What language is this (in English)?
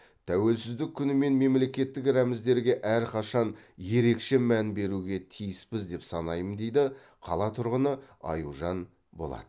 Kazakh